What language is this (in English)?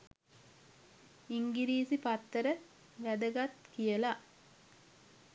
Sinhala